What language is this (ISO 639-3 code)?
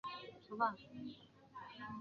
zho